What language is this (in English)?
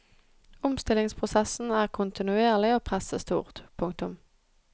Norwegian